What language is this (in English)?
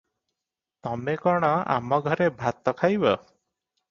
Odia